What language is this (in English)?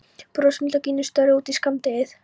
Icelandic